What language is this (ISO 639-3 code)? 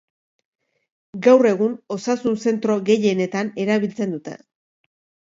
eus